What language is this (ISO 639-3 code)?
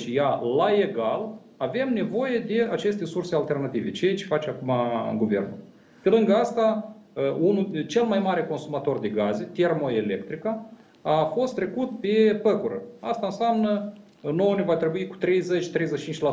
ron